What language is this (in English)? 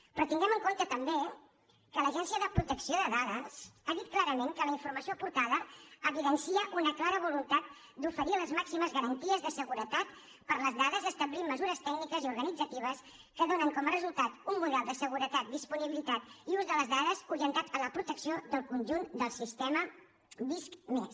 Catalan